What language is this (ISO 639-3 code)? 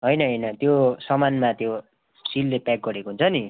nep